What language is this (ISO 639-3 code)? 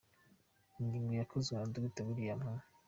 kin